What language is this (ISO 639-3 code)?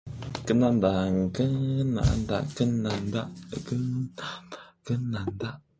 kor